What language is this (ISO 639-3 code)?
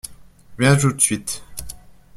fra